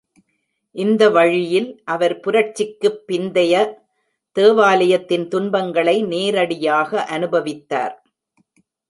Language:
Tamil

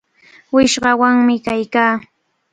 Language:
Cajatambo North Lima Quechua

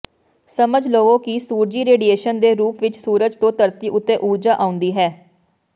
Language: Punjabi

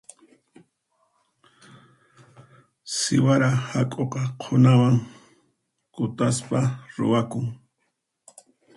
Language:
Puno Quechua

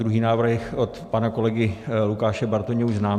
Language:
Czech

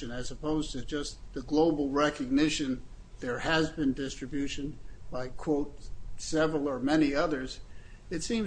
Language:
English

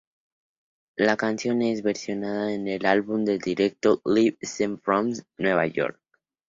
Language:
Spanish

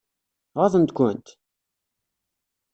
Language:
Kabyle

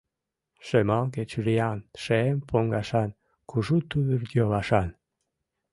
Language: Mari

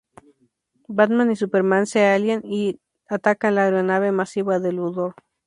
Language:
Spanish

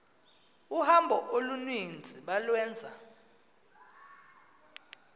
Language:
Xhosa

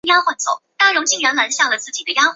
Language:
Chinese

